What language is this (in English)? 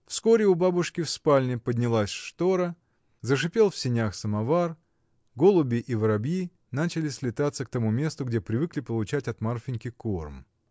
Russian